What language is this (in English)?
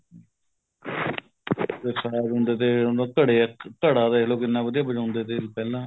Punjabi